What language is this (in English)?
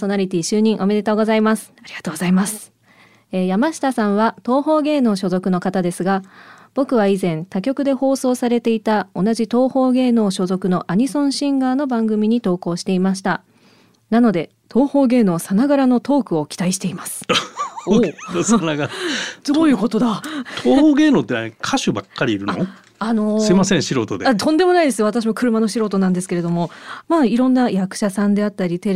Japanese